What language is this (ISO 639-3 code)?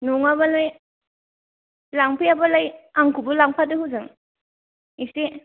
brx